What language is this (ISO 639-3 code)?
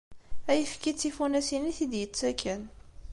kab